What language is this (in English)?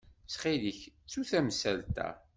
Kabyle